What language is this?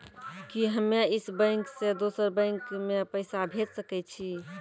Maithili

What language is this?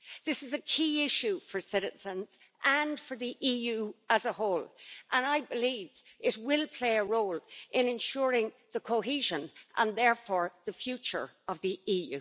English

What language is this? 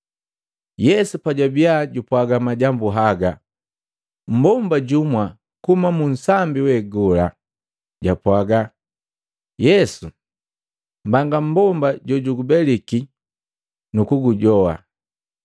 Matengo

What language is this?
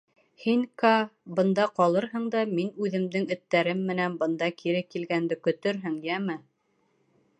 Bashkir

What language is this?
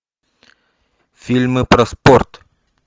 Russian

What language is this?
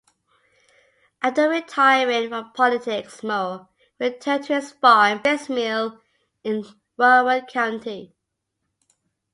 English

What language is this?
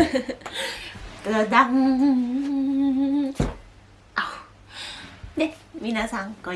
Japanese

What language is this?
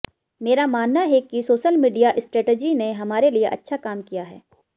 Hindi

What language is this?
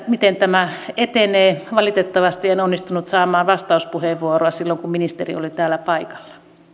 Finnish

